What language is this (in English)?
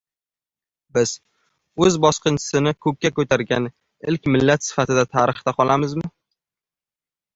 Uzbek